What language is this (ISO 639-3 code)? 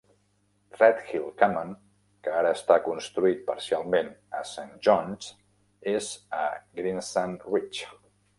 cat